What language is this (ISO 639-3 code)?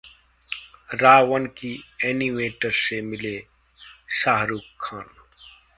hin